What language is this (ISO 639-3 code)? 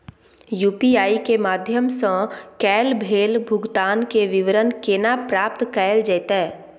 mai